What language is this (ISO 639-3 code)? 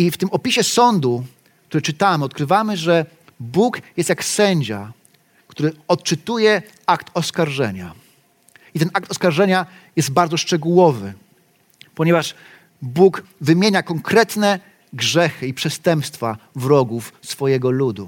pol